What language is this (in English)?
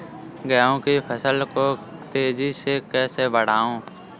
Hindi